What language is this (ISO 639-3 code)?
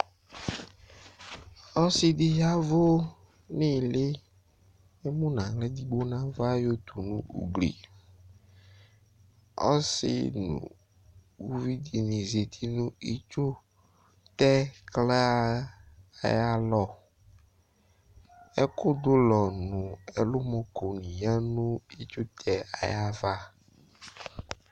kpo